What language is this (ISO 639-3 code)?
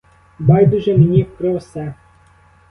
ukr